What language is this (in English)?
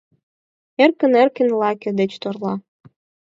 Mari